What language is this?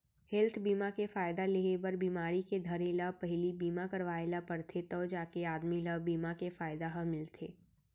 Chhattisgarhi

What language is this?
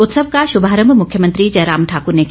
Hindi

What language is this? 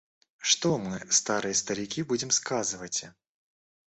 Russian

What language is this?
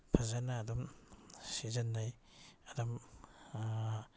Manipuri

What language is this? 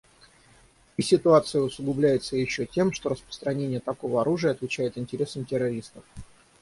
Russian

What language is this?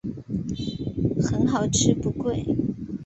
Chinese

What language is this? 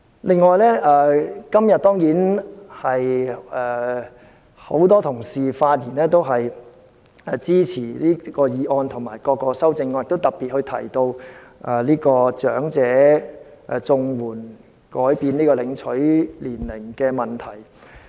Cantonese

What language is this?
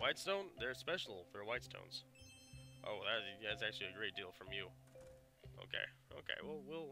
English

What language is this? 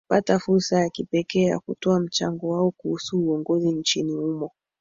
Swahili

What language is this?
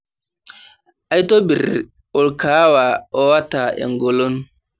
Masai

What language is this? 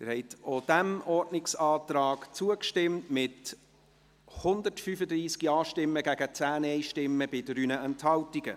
Swiss German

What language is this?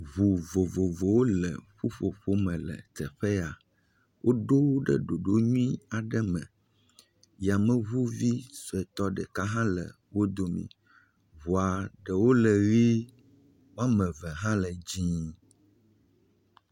Ewe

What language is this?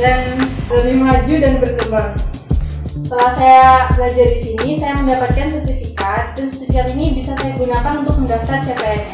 Indonesian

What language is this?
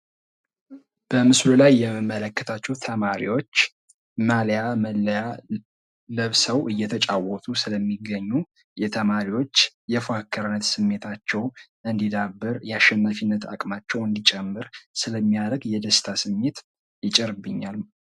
Amharic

